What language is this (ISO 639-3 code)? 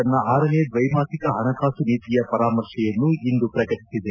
kan